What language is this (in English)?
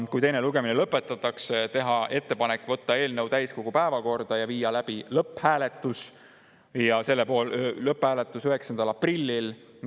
Estonian